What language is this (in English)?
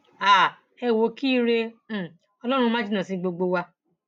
Yoruba